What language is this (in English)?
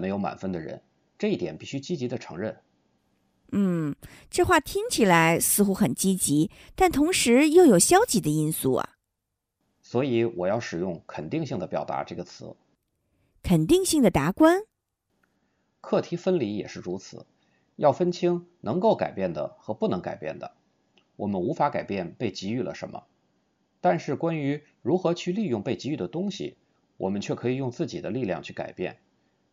Chinese